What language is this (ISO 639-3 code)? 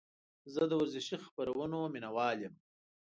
pus